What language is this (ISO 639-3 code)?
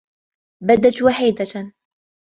ara